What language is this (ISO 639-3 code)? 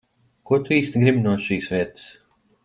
lav